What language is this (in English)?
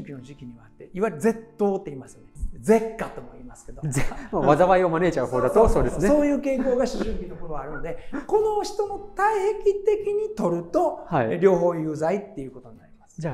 Japanese